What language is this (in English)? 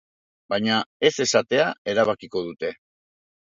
Basque